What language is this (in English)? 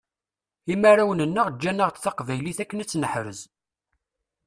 Kabyle